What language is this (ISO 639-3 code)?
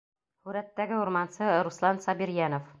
bak